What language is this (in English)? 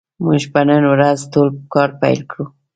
Pashto